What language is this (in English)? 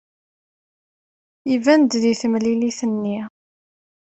Kabyle